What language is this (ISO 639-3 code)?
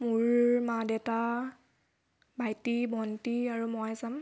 asm